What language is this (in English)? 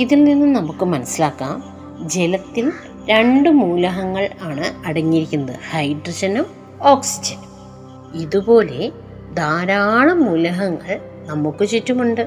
Malayalam